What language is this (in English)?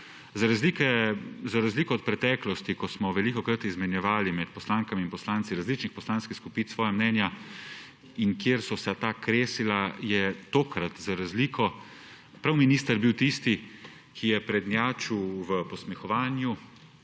Slovenian